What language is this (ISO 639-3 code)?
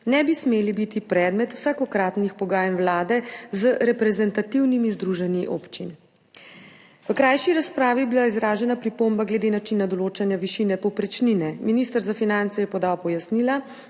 slv